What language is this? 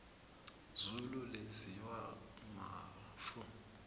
South Ndebele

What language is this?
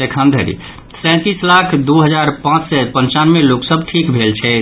Maithili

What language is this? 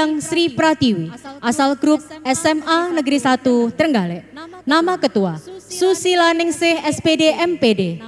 Indonesian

